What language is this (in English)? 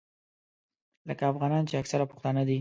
Pashto